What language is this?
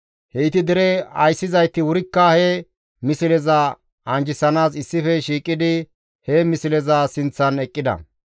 Gamo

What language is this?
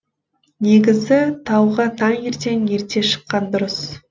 Kazakh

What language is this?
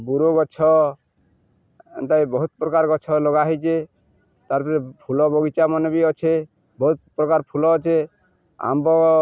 Odia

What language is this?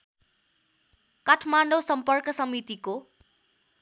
Nepali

